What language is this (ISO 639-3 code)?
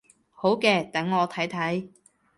yue